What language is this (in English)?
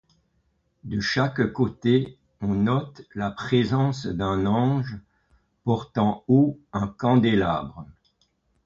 French